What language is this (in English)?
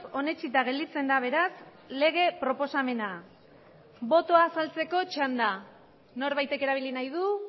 Basque